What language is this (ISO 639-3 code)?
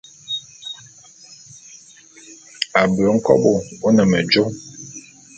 bum